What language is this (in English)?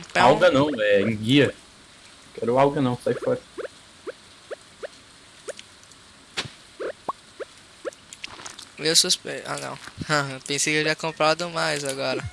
Portuguese